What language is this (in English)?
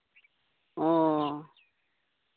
Santali